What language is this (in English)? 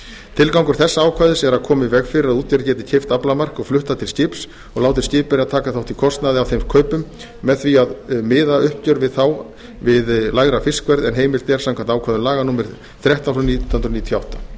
Icelandic